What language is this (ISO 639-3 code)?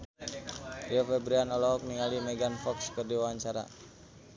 sun